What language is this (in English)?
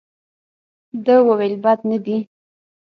Pashto